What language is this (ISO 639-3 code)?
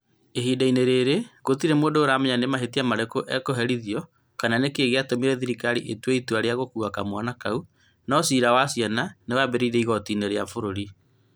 kik